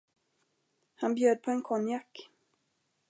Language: Swedish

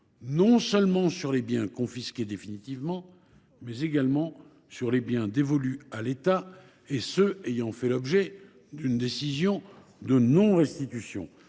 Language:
French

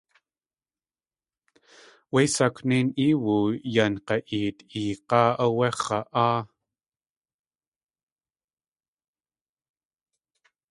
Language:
Tlingit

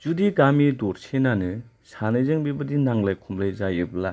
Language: Bodo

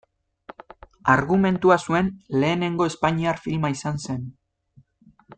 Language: Basque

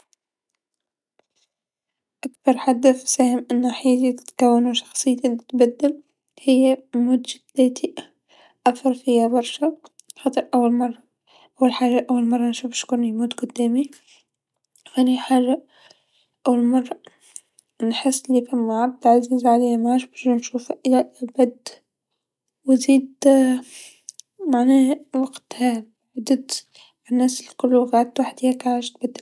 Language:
Tunisian Arabic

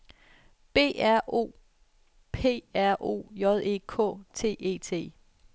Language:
Danish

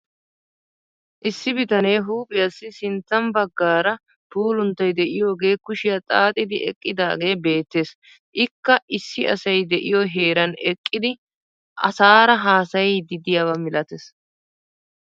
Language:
Wolaytta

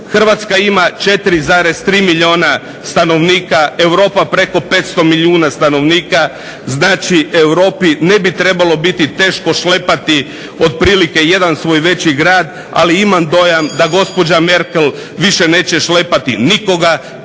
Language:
Croatian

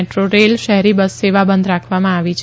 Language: Gujarati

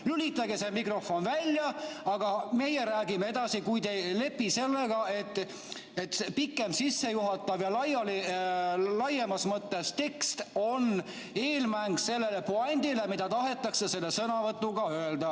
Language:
Estonian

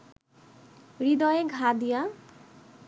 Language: Bangla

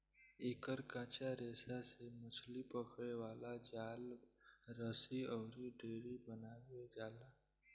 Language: Bhojpuri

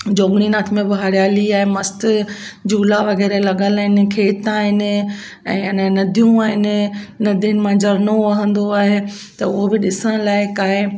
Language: Sindhi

